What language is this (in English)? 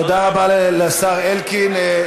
Hebrew